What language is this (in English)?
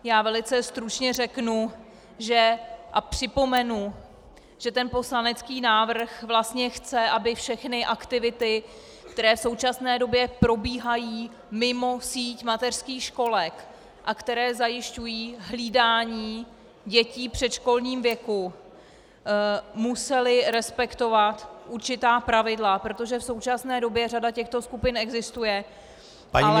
Czech